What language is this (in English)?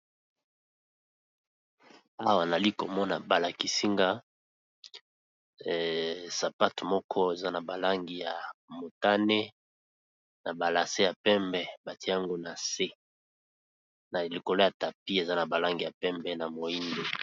Lingala